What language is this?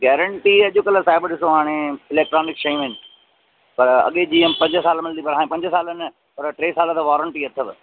Sindhi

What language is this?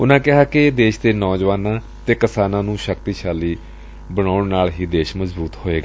Punjabi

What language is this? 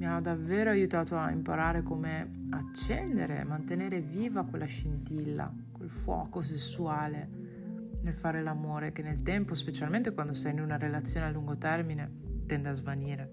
Italian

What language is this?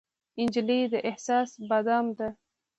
Pashto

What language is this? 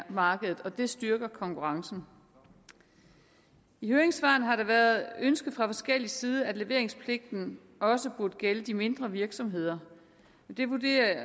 Danish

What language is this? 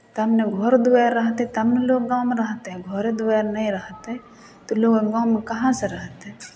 Maithili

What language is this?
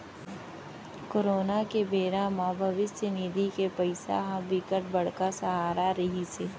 Chhattisgarhi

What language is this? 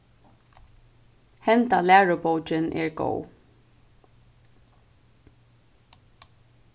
Faroese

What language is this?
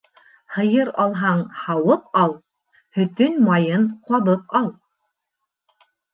Bashkir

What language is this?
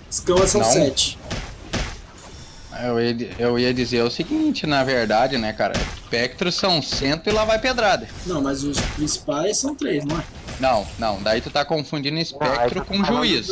Portuguese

